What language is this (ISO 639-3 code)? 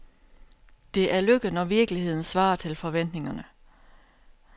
dan